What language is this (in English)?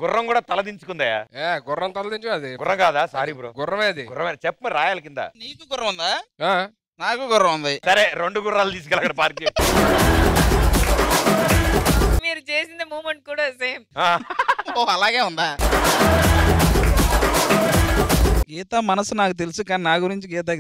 Hindi